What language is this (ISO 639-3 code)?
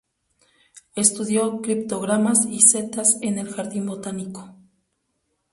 spa